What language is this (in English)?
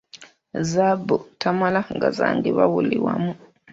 Ganda